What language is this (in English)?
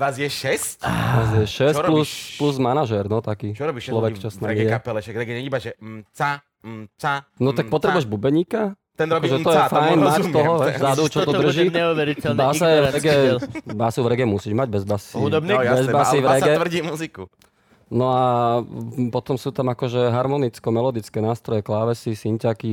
Slovak